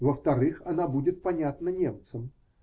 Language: Russian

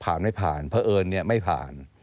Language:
Thai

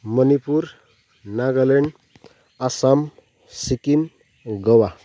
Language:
Nepali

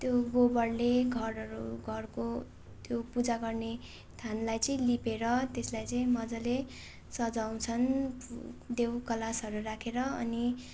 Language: Nepali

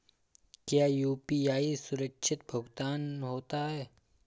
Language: Hindi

